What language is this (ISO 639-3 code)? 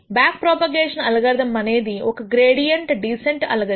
tel